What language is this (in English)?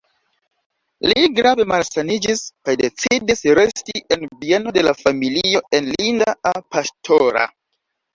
Esperanto